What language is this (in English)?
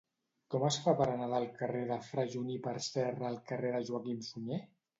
Catalan